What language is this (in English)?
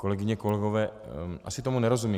Czech